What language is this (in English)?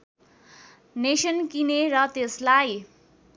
Nepali